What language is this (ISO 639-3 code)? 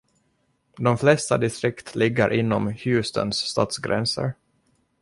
swe